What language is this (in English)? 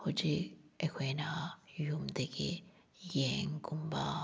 Manipuri